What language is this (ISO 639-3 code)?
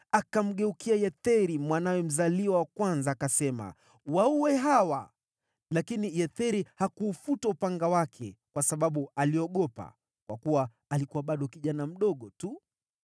swa